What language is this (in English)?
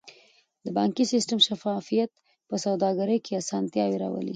Pashto